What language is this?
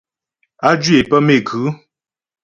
Ghomala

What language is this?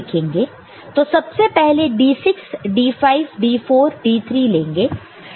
Hindi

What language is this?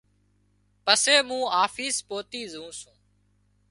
Wadiyara Koli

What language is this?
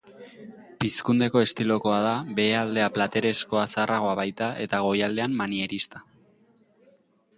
Basque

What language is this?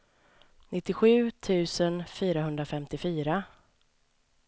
Swedish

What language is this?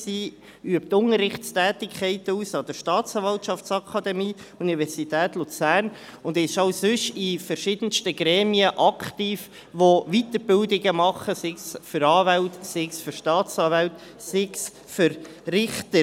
Swiss German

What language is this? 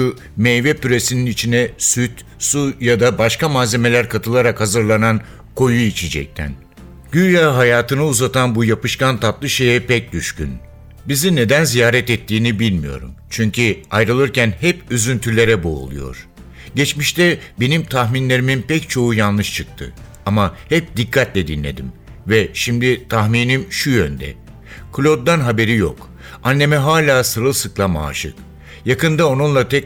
Turkish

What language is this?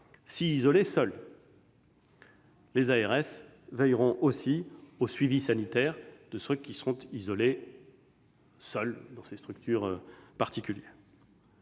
French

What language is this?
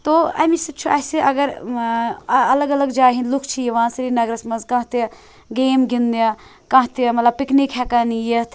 Kashmiri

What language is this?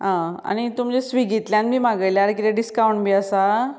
Konkani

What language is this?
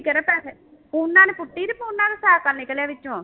Punjabi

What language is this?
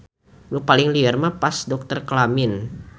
Sundanese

